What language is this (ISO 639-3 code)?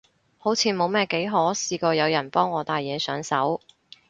yue